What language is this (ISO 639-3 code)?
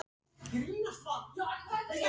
isl